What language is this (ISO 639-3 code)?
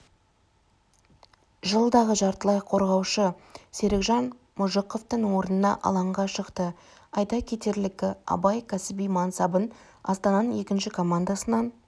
kaz